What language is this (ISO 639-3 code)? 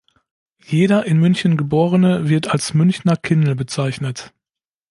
deu